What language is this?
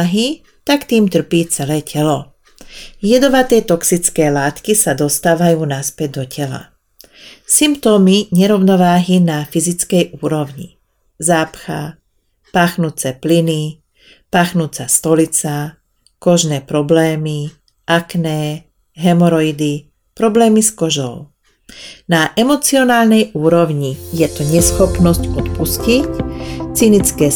Slovak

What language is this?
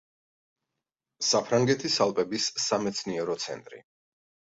Georgian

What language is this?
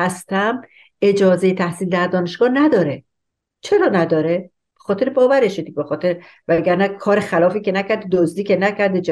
Persian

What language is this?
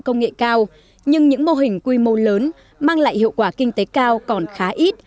Vietnamese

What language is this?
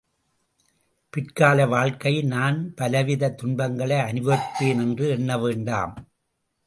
Tamil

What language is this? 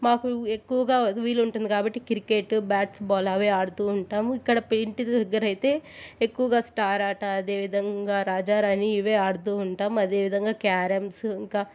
Telugu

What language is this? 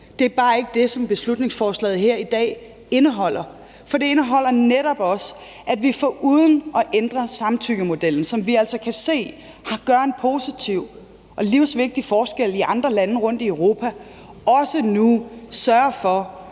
Danish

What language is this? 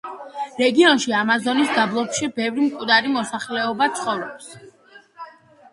Georgian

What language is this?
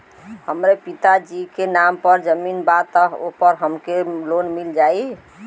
Bhojpuri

